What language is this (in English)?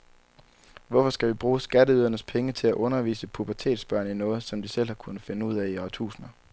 Danish